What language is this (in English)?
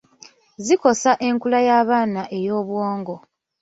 Ganda